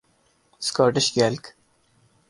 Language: Urdu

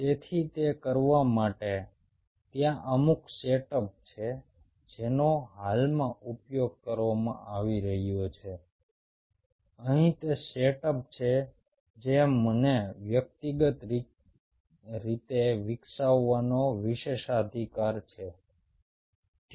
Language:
Gujarati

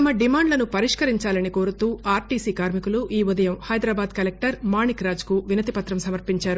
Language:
Telugu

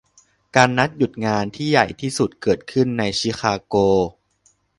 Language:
Thai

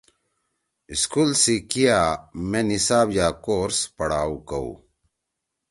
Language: Torwali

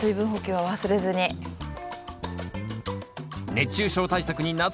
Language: Japanese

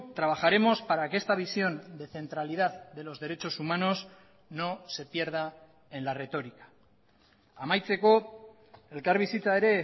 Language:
Spanish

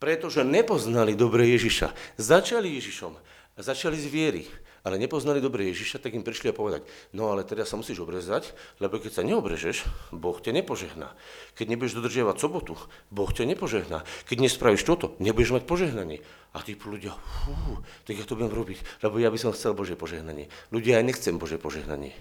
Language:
Slovak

